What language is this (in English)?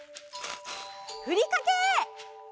Japanese